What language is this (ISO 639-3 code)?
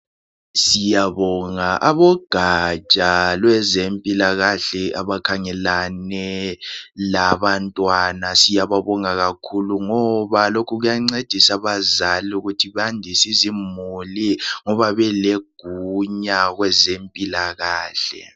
nde